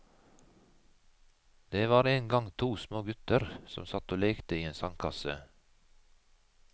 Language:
Norwegian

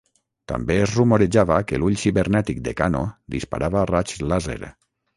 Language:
Catalan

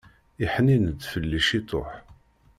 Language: Kabyle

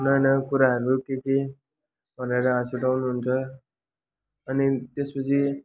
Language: Nepali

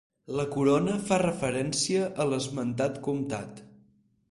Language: Catalan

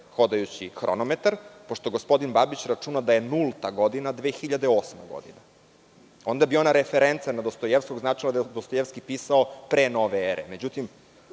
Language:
Serbian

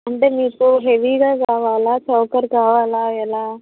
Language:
Telugu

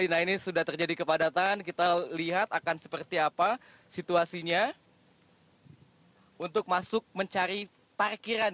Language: Indonesian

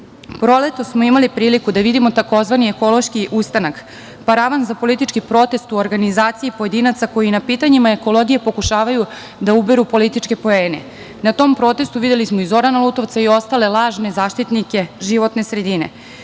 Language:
Serbian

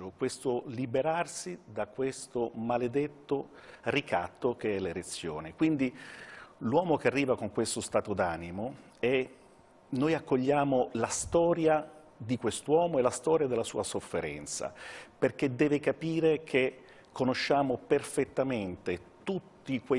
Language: Italian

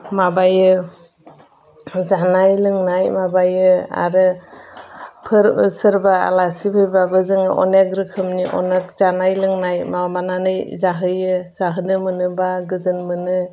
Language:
Bodo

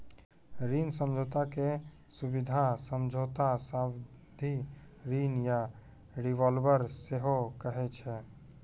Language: Maithili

